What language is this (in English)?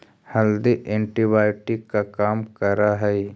Magahi